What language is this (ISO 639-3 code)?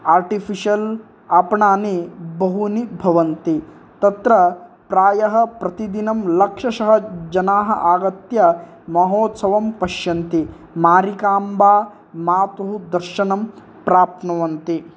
san